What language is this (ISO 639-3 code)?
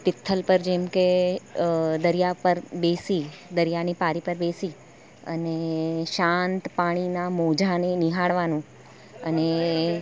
guj